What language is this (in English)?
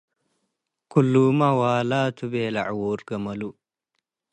Tigre